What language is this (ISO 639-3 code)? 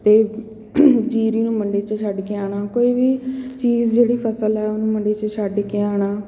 pan